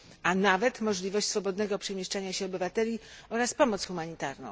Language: Polish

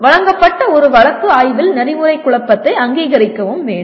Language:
Tamil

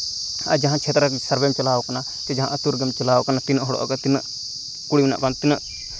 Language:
Santali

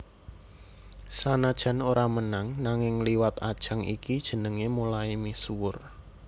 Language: Javanese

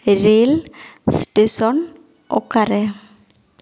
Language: Santali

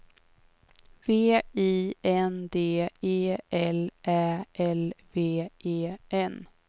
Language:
Swedish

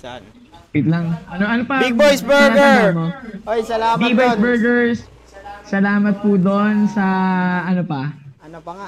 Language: Filipino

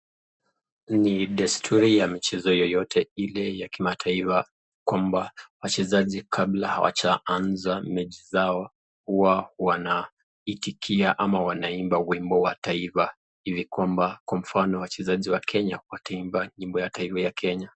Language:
Swahili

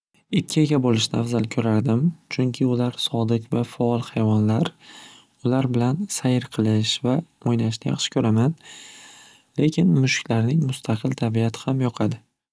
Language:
Uzbek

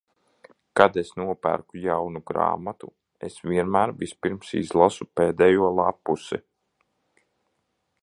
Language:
Latvian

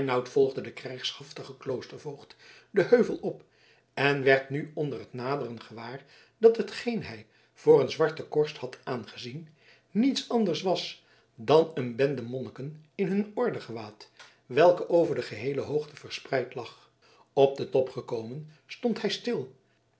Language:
Dutch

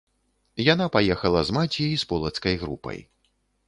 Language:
Belarusian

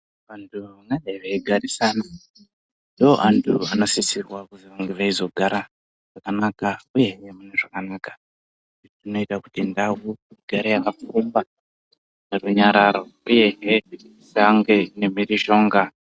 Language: Ndau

